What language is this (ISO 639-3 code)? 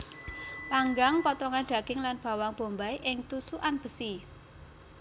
jav